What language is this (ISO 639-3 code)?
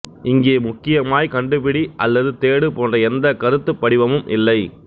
tam